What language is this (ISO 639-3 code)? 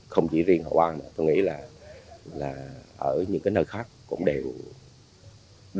vie